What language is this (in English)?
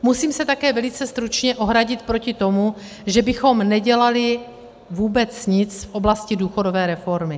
Czech